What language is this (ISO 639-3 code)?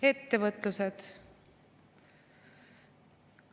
est